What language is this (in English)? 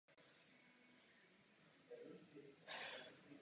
Czech